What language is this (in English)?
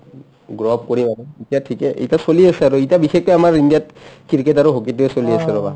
Assamese